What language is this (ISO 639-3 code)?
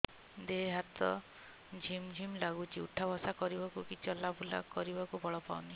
ori